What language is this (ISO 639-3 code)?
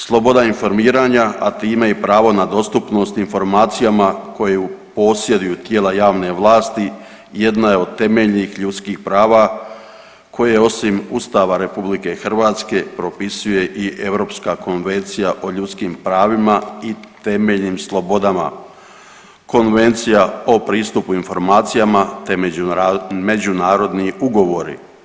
hrv